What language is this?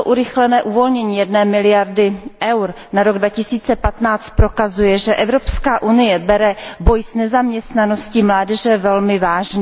Czech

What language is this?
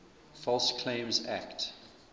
English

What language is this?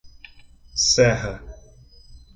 Portuguese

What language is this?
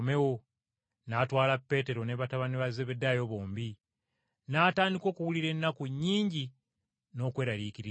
Ganda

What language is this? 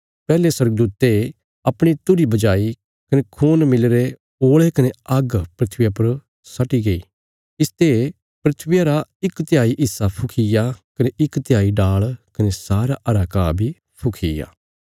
Bilaspuri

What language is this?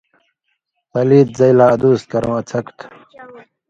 Indus Kohistani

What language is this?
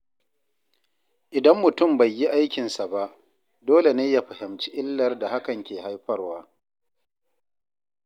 Hausa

